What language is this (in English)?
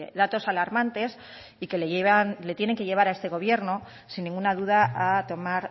Spanish